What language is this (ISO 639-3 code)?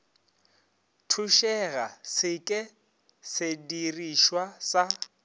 nso